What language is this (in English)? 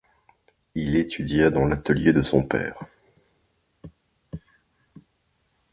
French